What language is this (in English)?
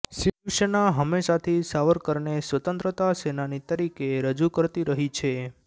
Gujarati